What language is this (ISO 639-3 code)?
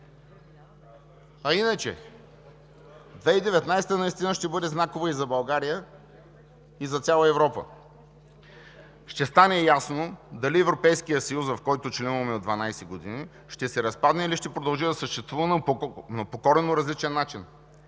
bul